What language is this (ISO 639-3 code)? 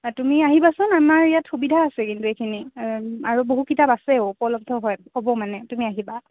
asm